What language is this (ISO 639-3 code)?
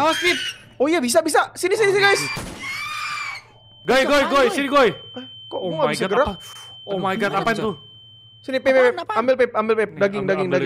ind